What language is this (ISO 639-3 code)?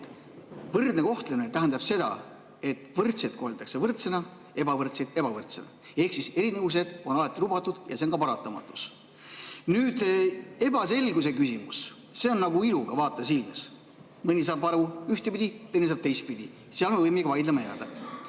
est